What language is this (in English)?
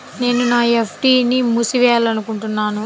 Telugu